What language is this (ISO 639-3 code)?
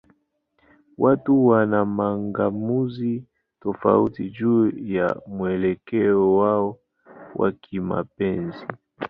swa